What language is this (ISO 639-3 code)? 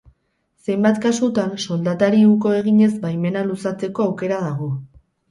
eus